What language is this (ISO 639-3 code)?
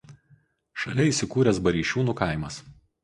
lit